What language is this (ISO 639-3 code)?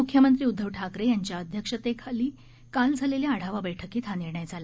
mar